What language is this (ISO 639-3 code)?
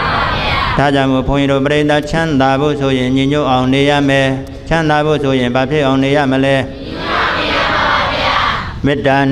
ind